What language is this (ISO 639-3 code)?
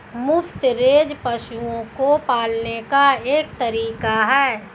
hin